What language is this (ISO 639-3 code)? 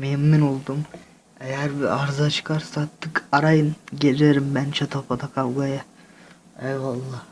tur